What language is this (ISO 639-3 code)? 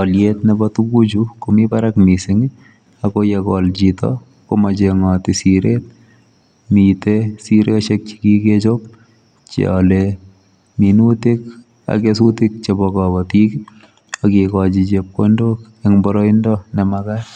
kln